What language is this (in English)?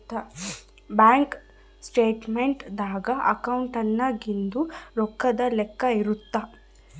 Kannada